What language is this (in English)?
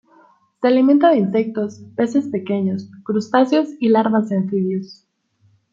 Spanish